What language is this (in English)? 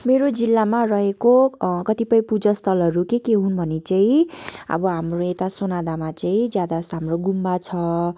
Nepali